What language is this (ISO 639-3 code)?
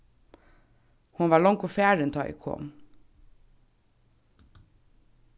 fao